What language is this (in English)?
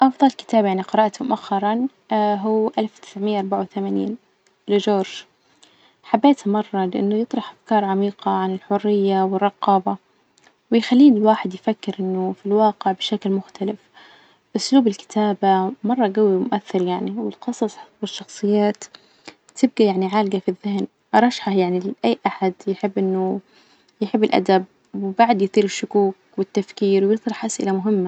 Najdi Arabic